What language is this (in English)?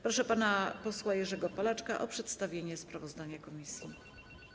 Polish